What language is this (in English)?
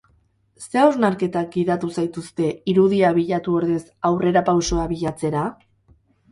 Basque